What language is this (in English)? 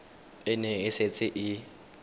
Tswana